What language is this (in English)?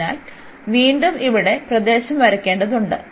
Malayalam